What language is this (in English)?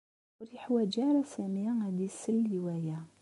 Kabyle